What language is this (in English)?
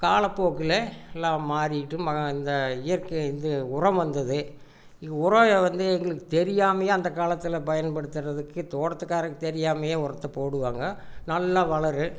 Tamil